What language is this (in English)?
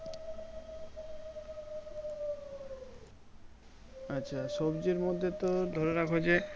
Bangla